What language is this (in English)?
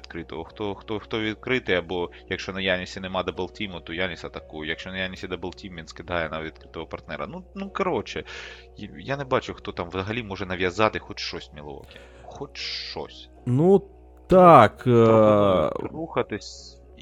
Ukrainian